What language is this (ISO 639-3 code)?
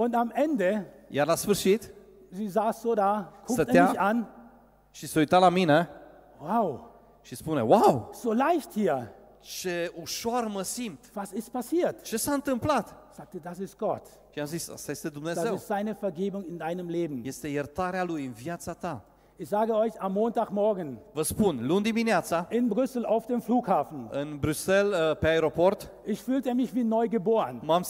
ron